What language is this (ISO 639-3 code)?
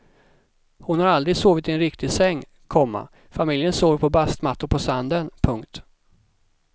swe